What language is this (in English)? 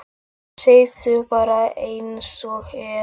Icelandic